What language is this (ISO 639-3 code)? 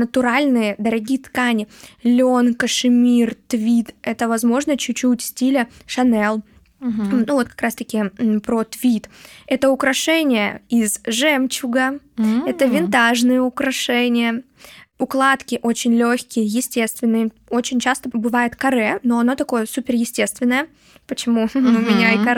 rus